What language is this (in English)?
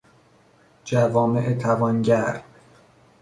Persian